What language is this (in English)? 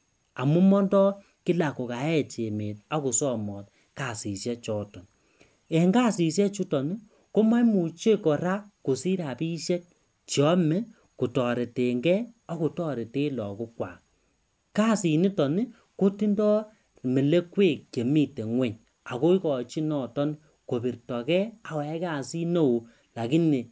Kalenjin